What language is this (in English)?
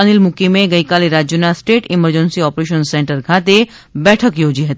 Gujarati